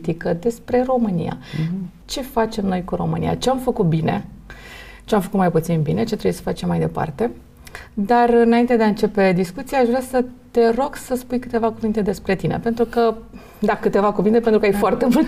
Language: Romanian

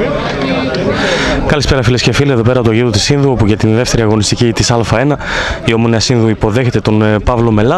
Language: Greek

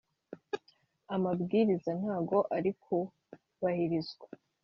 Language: Kinyarwanda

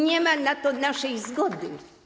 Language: Polish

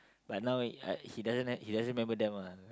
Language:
English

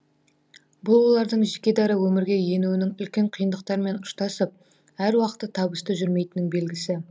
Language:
Kazakh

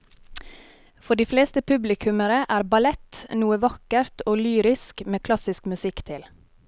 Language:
Norwegian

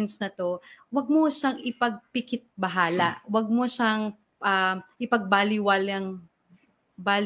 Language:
Filipino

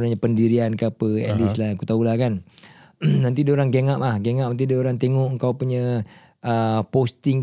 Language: Malay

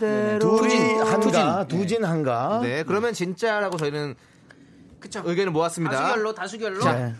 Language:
Korean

